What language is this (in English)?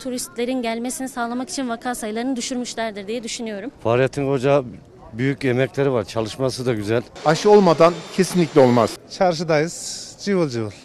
Turkish